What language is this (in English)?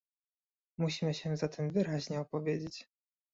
Polish